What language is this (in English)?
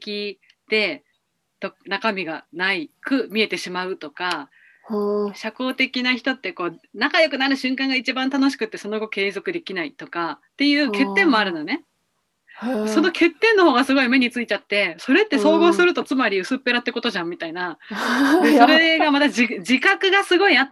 Japanese